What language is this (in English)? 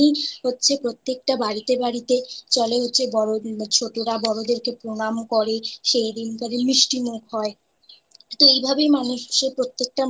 Bangla